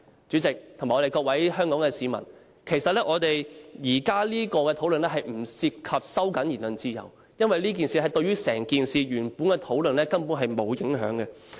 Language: Cantonese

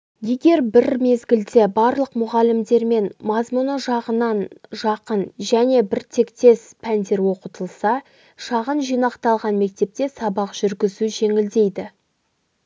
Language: Kazakh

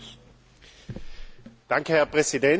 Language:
German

